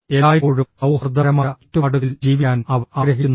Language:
Malayalam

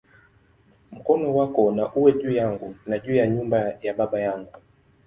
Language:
Swahili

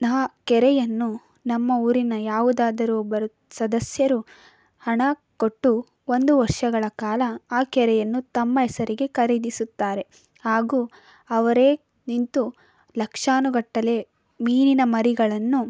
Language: Kannada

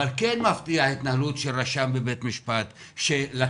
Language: Hebrew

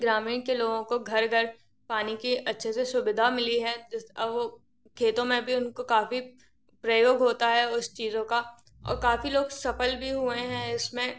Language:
Hindi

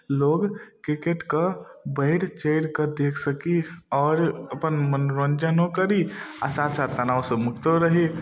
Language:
Maithili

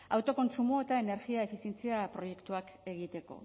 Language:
Basque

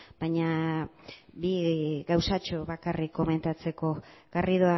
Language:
Basque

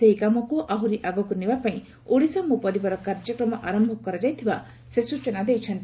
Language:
Odia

